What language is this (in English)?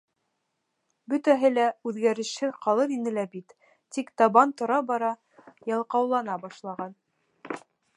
Bashkir